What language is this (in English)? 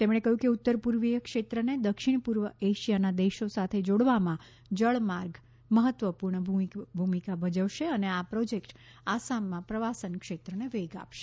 Gujarati